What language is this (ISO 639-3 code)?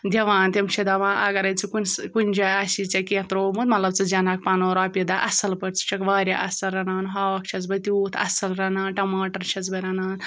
kas